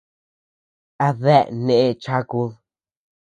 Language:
Tepeuxila Cuicatec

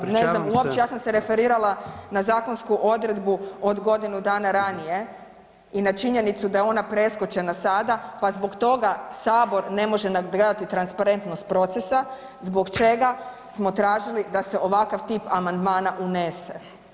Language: Croatian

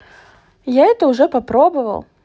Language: Russian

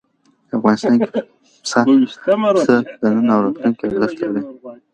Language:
Pashto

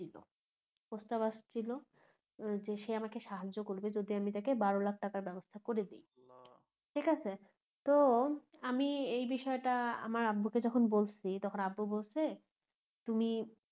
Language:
Bangla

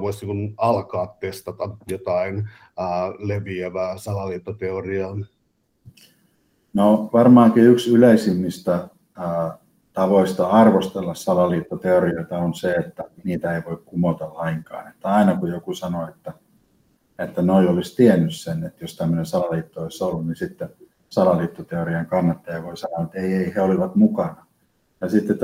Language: Finnish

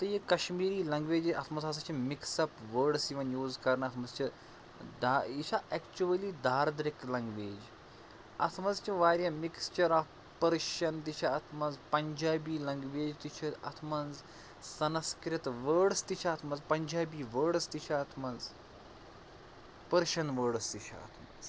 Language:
Kashmiri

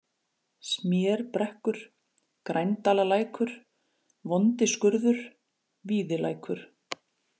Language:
Icelandic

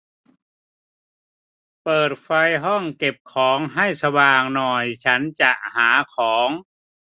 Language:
Thai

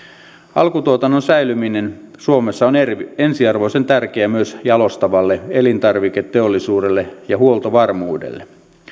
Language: Finnish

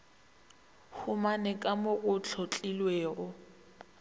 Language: Northern Sotho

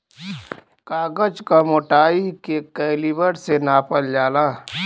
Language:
Bhojpuri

